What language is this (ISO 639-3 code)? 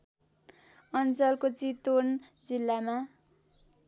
nep